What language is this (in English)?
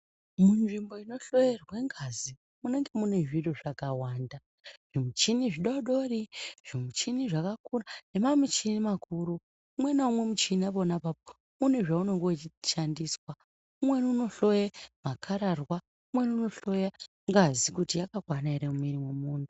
Ndau